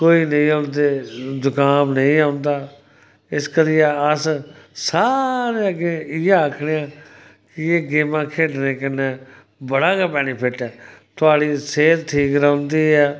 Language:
Dogri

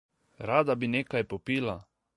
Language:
Slovenian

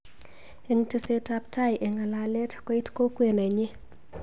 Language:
Kalenjin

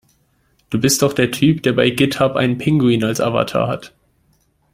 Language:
German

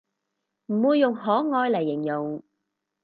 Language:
Cantonese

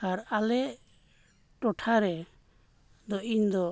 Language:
Santali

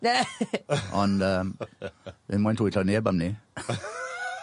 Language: Welsh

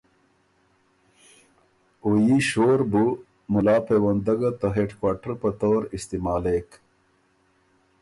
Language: Ormuri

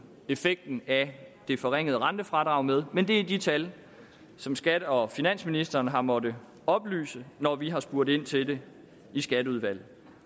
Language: Danish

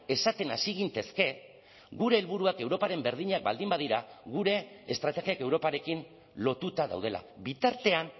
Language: Basque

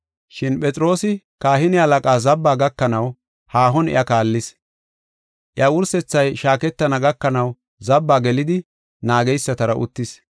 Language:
Gofa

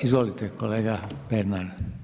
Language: Croatian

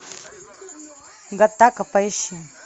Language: Russian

